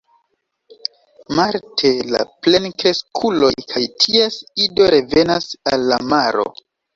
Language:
Esperanto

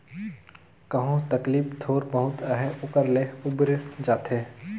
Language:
Chhattisgarhi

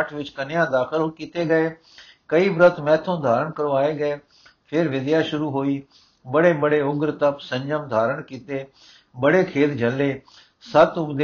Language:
Punjabi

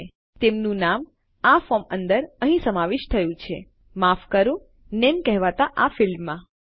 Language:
Gujarati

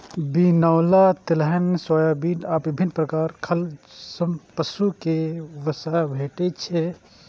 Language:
Maithili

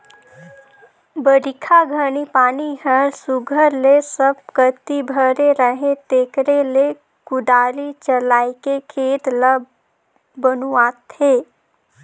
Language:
Chhattisgarhi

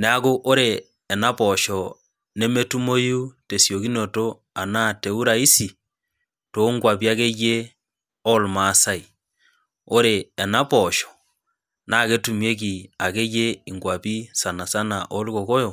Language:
Masai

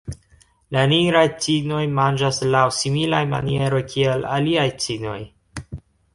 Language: Esperanto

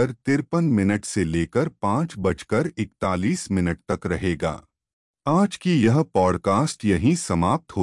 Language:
Hindi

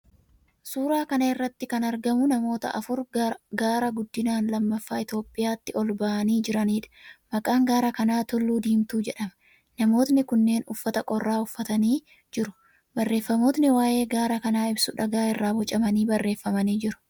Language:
Oromo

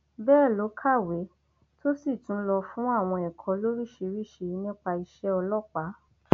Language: Yoruba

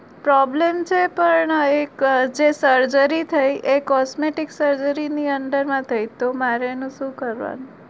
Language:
Gujarati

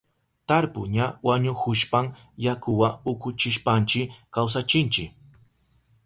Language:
Southern Pastaza Quechua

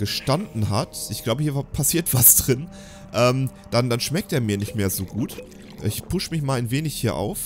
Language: German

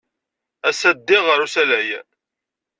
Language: Kabyle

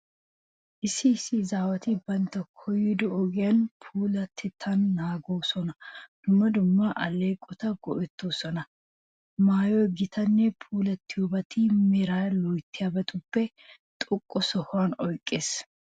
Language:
Wolaytta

